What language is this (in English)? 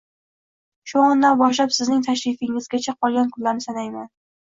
Uzbek